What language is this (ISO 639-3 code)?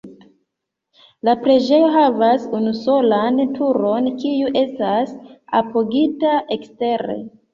epo